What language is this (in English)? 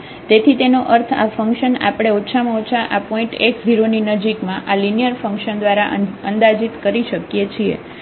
Gujarati